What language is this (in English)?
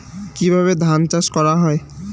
Bangla